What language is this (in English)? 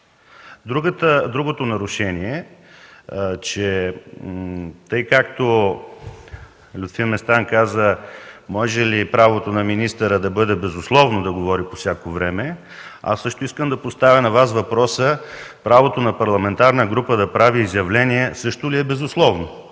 Bulgarian